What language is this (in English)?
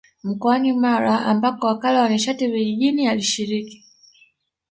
Swahili